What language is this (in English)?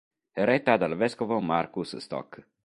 Italian